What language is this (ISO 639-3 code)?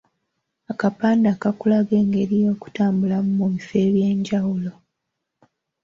lug